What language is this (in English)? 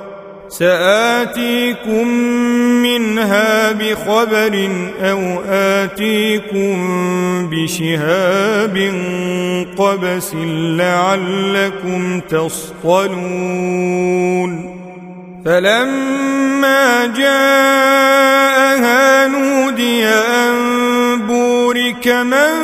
Arabic